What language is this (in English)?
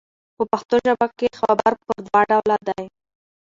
Pashto